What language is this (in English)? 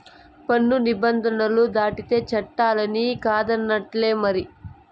Telugu